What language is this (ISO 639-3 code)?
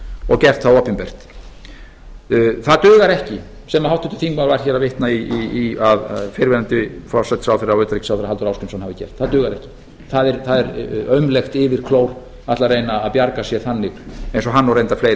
isl